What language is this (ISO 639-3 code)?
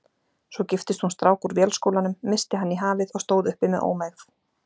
isl